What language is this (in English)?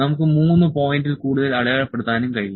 Malayalam